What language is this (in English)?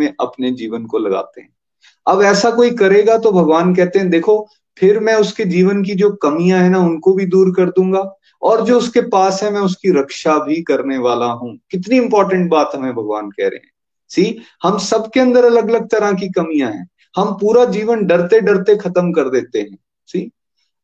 Hindi